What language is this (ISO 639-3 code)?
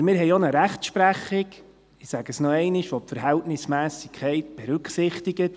gsw